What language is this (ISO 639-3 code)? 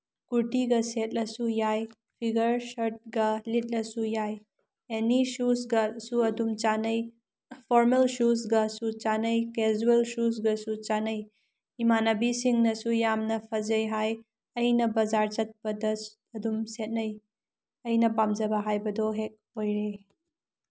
mni